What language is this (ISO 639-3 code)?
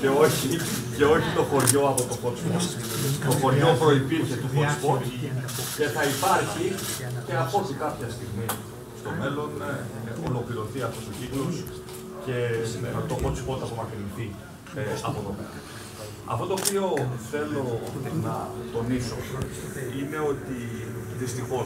ell